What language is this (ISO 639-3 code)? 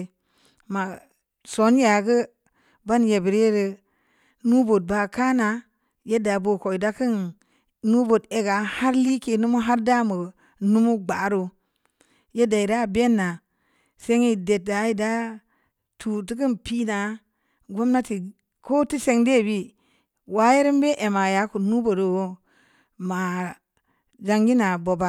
ndi